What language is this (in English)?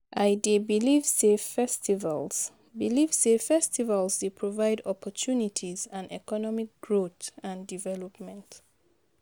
Nigerian Pidgin